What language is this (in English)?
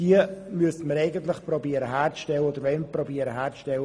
Swiss German